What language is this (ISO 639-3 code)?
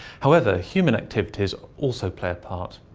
eng